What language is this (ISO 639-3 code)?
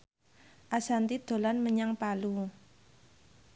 jav